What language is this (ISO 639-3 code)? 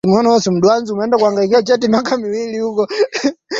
swa